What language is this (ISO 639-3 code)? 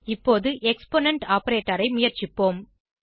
tam